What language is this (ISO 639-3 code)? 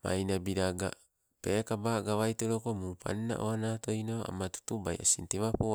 nco